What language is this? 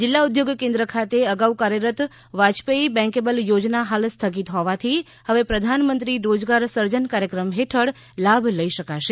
Gujarati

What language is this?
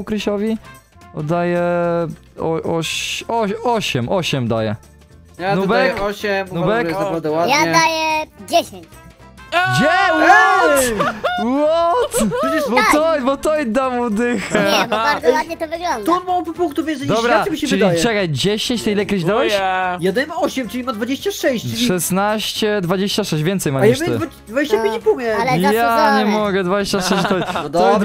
Polish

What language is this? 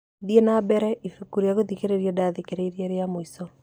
Kikuyu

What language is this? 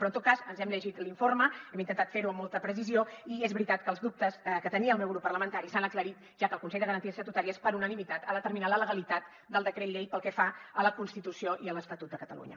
Catalan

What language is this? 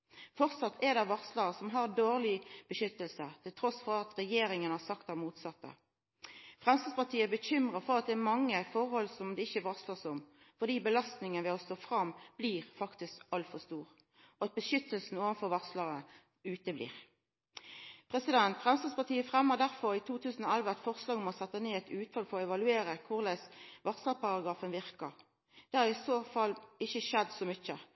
Norwegian Nynorsk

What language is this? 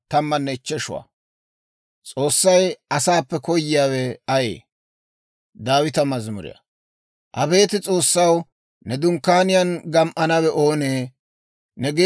Dawro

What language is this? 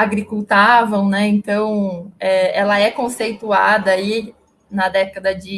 Portuguese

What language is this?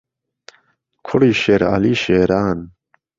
Central Kurdish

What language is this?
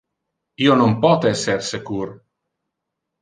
Interlingua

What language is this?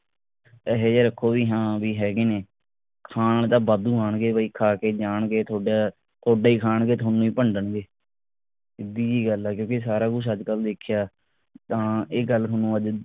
Punjabi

